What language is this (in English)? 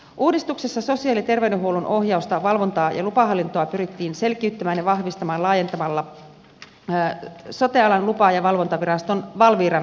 Finnish